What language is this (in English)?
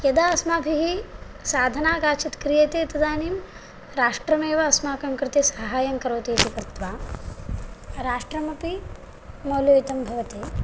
Sanskrit